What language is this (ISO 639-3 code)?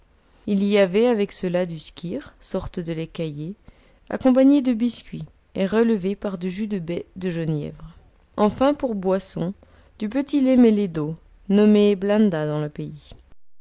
fra